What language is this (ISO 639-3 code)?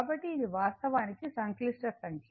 tel